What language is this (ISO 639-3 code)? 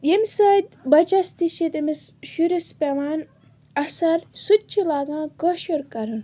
kas